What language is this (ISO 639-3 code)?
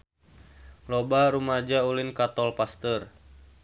sun